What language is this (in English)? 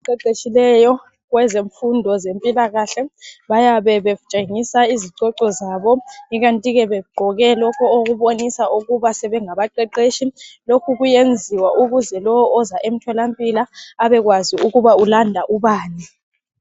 North Ndebele